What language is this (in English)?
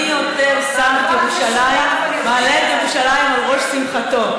Hebrew